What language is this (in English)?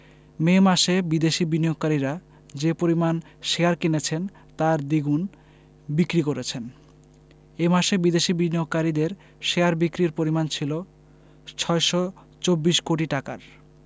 Bangla